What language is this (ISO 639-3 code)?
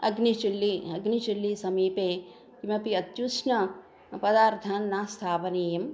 san